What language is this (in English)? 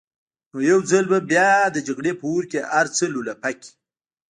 Pashto